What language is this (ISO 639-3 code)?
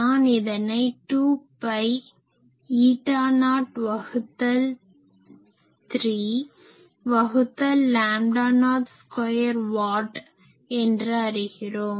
tam